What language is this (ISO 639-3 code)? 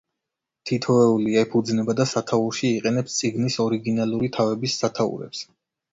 kat